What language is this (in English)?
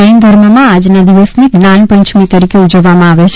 Gujarati